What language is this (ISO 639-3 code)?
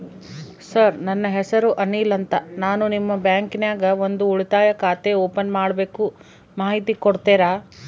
kan